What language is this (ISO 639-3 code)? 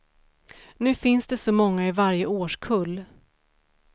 swe